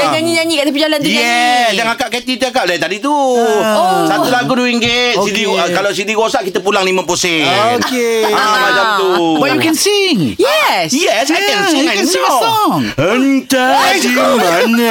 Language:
Malay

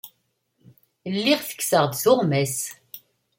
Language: Kabyle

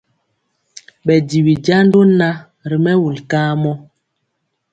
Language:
Mpiemo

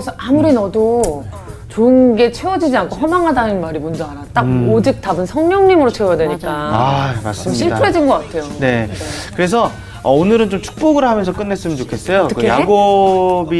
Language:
Korean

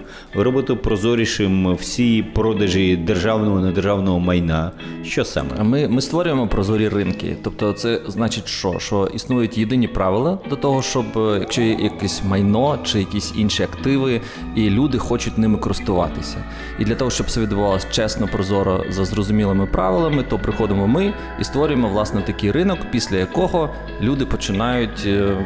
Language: Ukrainian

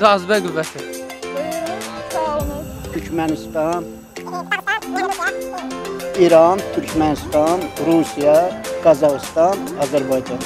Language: Turkish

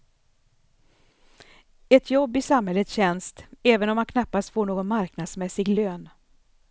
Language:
Swedish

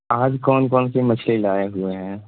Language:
Urdu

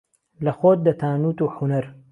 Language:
Central Kurdish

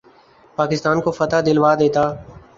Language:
Urdu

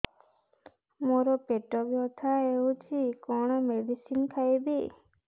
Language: Odia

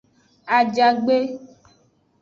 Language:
Aja (Benin)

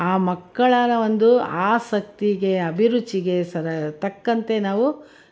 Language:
Kannada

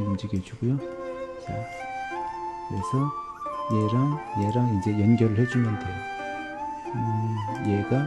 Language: Korean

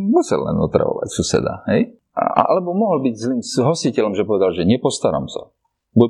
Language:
Slovak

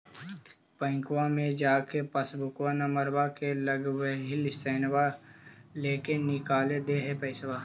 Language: Magahi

